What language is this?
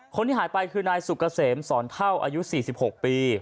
Thai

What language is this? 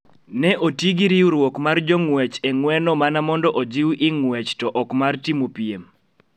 Luo (Kenya and Tanzania)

